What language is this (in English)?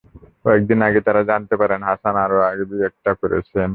Bangla